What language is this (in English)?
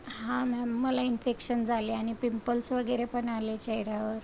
Marathi